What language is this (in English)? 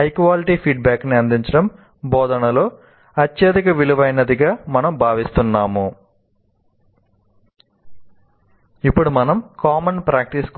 Telugu